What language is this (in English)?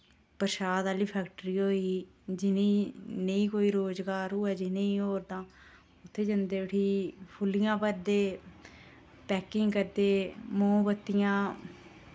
Dogri